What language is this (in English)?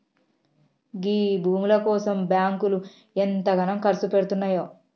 Telugu